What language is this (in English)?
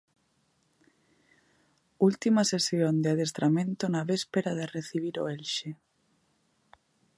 Galician